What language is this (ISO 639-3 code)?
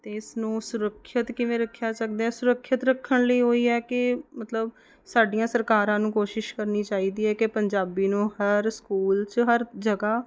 pan